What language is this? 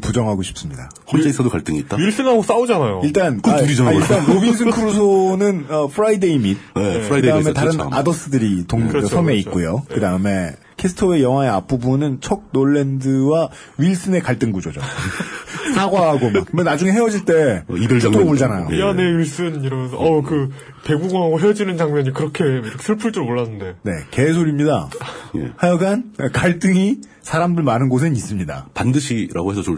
Korean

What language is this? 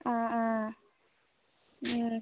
Assamese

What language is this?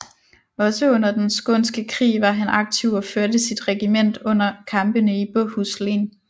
Danish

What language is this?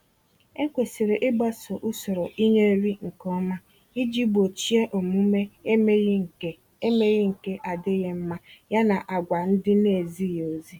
Igbo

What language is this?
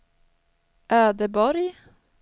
Swedish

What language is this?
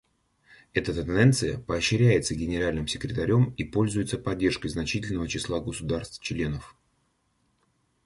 Russian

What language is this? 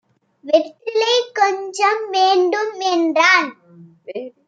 Tamil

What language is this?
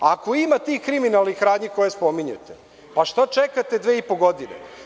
Serbian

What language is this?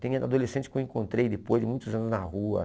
Portuguese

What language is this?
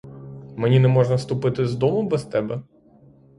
Ukrainian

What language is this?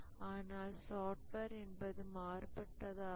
Tamil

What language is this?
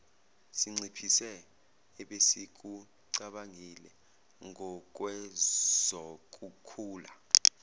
Zulu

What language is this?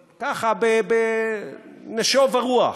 Hebrew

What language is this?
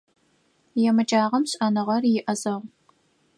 Adyghe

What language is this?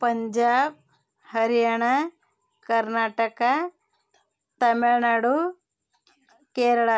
Kannada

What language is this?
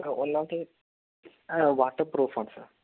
Malayalam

